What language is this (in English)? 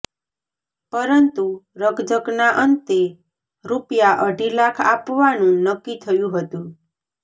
Gujarati